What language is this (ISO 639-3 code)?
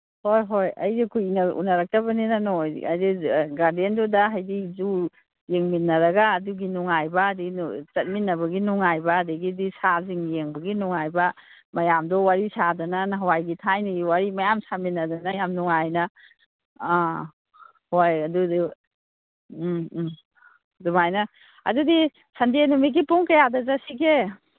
mni